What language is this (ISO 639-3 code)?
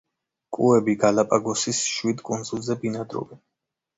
kat